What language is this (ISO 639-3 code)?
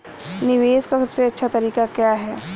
hin